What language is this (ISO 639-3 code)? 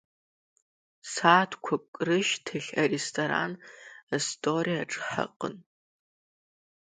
abk